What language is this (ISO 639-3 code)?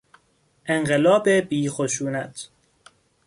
fas